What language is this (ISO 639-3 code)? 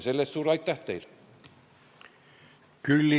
est